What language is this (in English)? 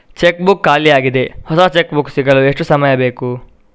Kannada